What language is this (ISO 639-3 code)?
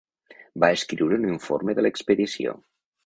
cat